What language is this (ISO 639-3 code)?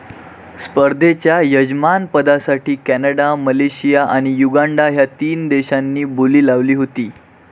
mar